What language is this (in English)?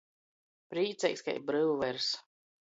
Latgalian